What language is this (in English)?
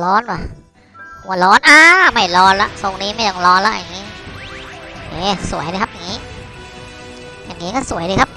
Thai